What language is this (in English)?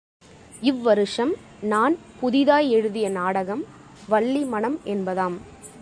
Tamil